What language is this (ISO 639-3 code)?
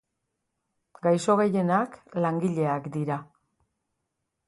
eus